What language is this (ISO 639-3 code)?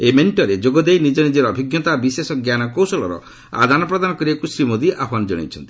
ori